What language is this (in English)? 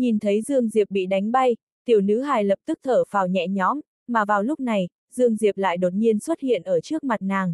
Vietnamese